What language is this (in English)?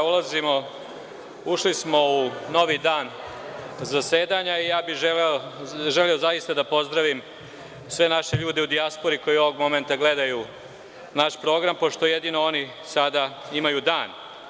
Serbian